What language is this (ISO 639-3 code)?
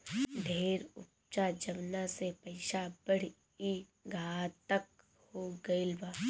bho